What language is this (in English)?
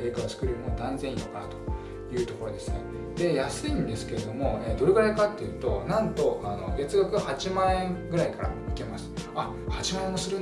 Japanese